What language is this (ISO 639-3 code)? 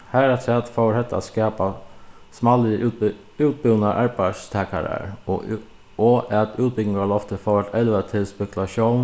fao